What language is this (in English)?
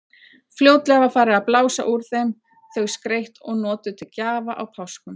Icelandic